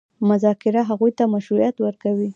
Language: Pashto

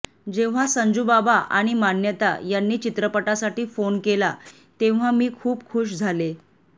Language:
Marathi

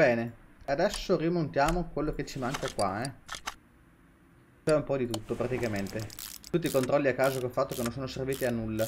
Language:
Italian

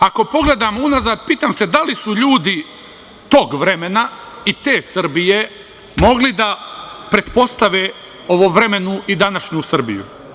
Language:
Serbian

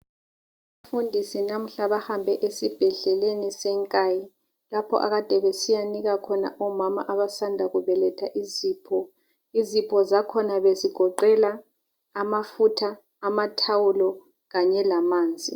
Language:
North Ndebele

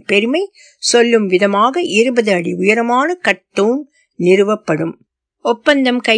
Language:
Tamil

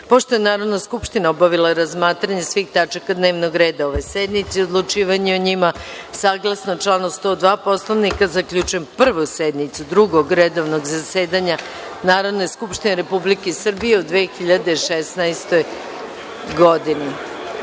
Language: Serbian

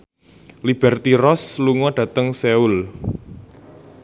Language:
Javanese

